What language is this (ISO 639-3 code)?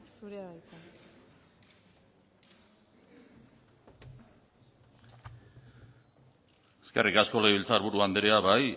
eus